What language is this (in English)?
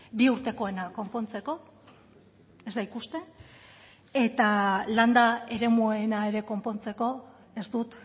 Basque